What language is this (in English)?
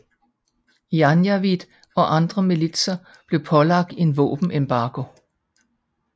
Danish